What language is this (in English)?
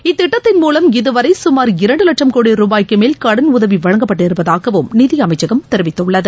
Tamil